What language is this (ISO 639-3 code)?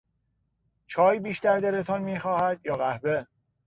fas